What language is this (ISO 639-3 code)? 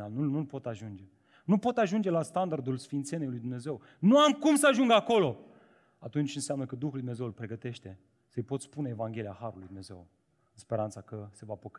ron